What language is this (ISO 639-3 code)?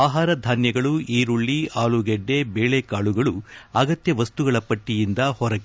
kan